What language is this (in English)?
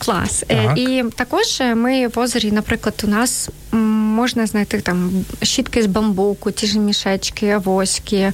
Ukrainian